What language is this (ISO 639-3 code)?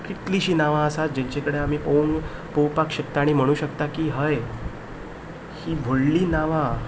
kok